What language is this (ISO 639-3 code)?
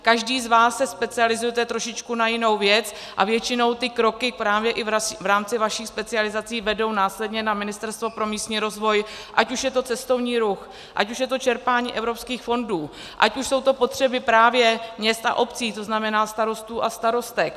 ces